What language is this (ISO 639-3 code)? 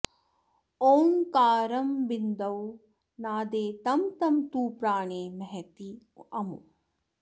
san